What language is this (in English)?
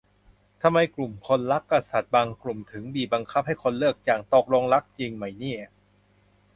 Thai